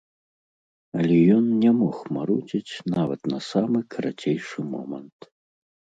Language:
Belarusian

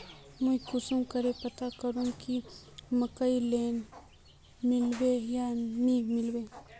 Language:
Magahi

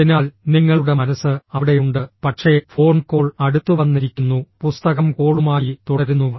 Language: Malayalam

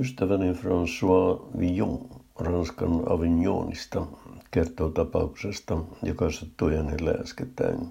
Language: Finnish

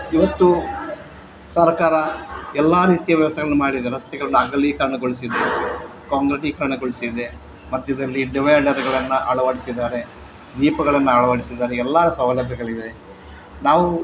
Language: Kannada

